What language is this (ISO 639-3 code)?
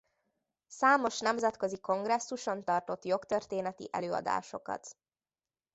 hun